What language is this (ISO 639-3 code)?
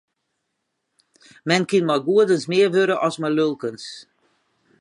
fry